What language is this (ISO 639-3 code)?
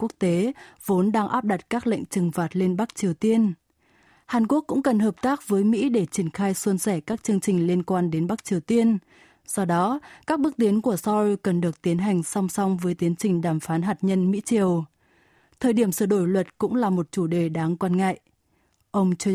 vie